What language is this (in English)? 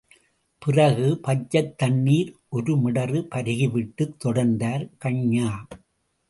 Tamil